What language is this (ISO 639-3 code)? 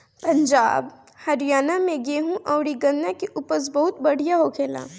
bho